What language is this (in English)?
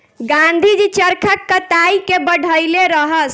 Bhojpuri